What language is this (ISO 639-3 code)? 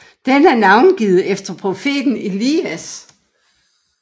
dan